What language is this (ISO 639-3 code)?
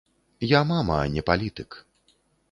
bel